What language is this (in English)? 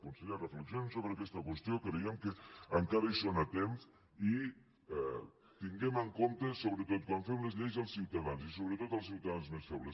Catalan